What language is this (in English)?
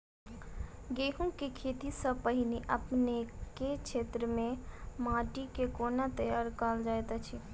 Maithili